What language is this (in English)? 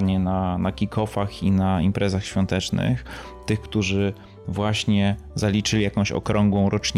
Polish